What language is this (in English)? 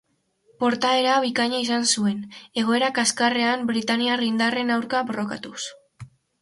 Basque